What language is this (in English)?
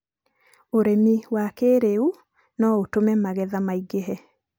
Kikuyu